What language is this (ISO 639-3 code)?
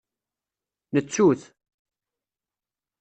kab